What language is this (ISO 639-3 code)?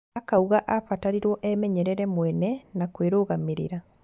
kik